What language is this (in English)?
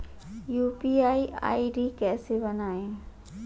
Hindi